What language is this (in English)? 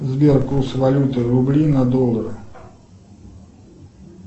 Russian